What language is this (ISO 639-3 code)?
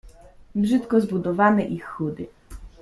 pol